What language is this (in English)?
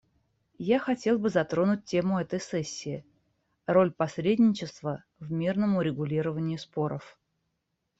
Russian